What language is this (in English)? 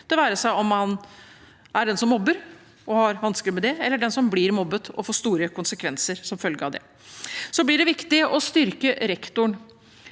Norwegian